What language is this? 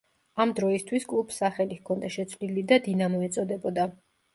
Georgian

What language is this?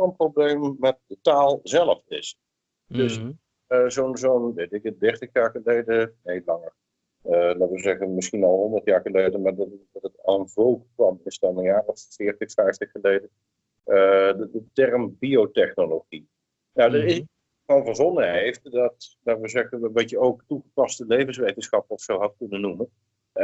Dutch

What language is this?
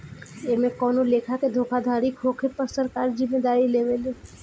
Bhojpuri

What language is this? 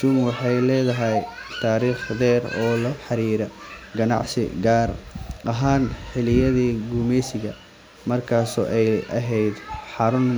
Somali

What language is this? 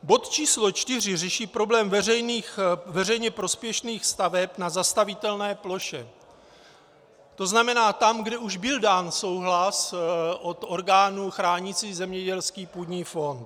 Czech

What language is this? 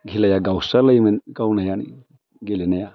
Bodo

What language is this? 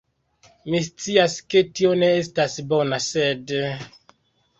Esperanto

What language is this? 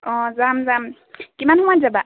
Assamese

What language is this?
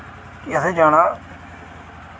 Dogri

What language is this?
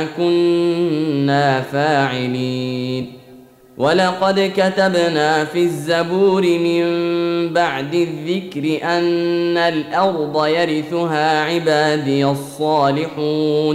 Arabic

